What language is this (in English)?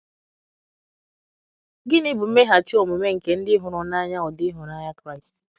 Igbo